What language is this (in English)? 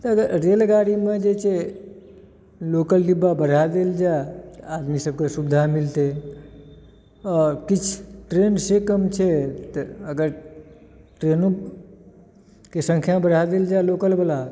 Maithili